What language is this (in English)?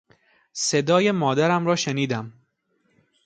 Persian